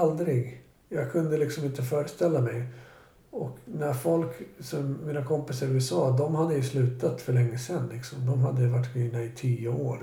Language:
Swedish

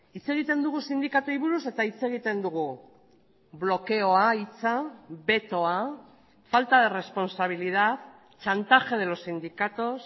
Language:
Basque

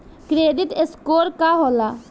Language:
Bhojpuri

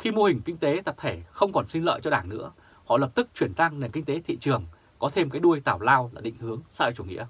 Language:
Vietnamese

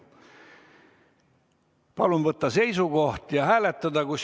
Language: Estonian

